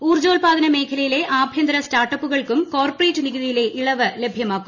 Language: Malayalam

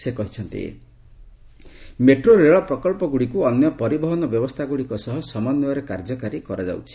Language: Odia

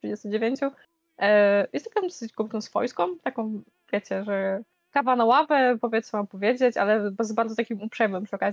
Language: Polish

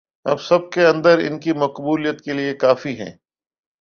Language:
Urdu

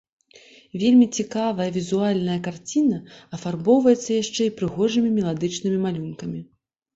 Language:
Belarusian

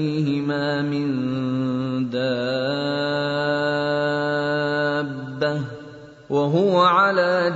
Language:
Urdu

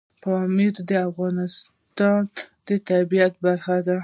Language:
Pashto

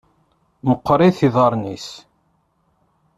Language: Kabyle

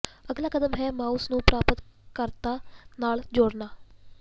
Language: Punjabi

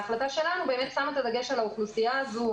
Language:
Hebrew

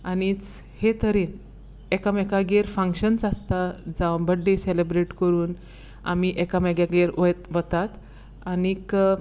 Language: Konkani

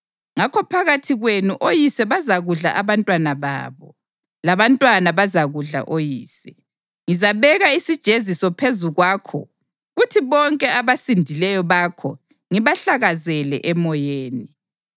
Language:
North Ndebele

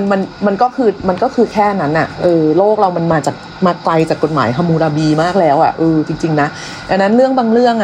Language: Thai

